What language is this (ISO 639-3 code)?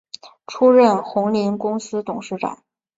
zho